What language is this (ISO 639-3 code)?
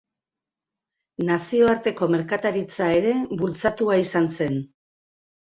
eus